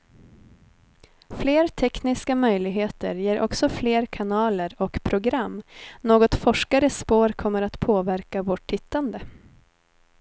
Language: Swedish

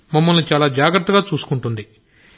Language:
Telugu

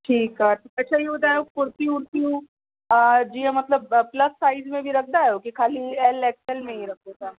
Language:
Sindhi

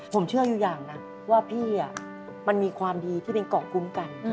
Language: Thai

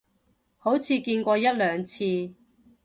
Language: Cantonese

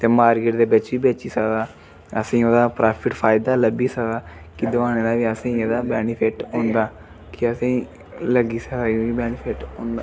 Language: Dogri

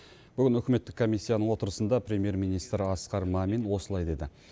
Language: Kazakh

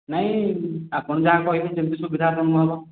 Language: Odia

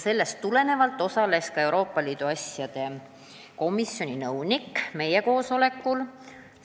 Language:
Estonian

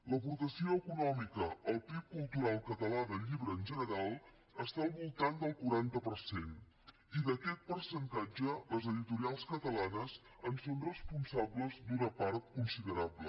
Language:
Catalan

